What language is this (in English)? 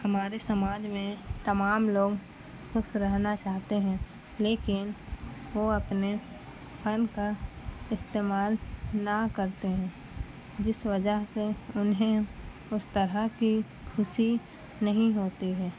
Urdu